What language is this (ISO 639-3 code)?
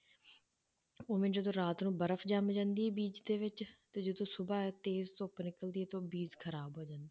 pan